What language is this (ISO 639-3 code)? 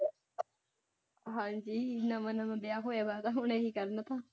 pan